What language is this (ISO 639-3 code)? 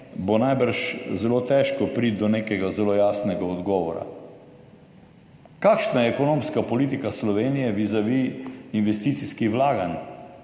slv